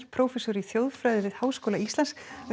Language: Icelandic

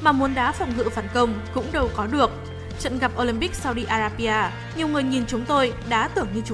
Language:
Vietnamese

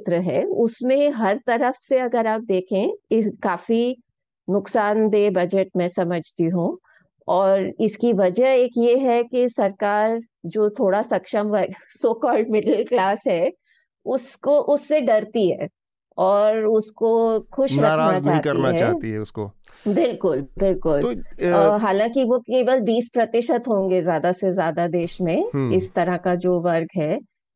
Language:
Hindi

